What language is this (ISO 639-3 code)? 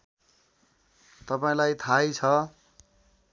nep